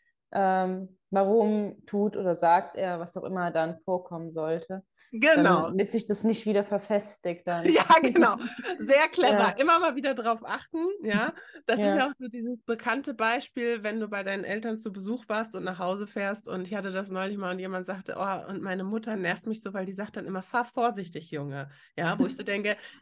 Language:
German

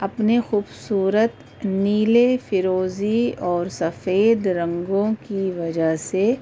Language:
Urdu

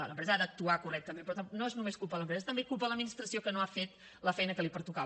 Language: Catalan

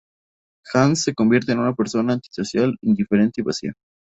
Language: Spanish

